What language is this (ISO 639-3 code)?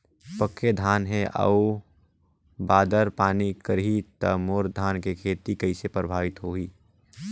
hne